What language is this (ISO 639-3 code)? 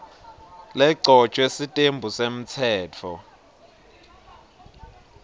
ssw